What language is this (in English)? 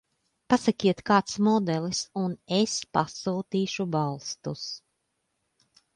Latvian